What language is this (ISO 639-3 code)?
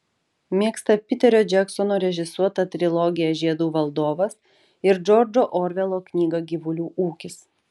lit